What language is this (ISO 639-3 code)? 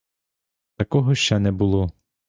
ukr